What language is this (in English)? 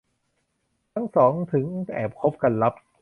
Thai